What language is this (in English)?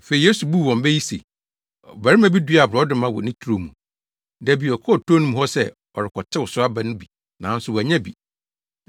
Akan